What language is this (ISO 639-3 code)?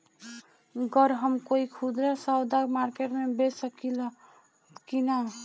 bho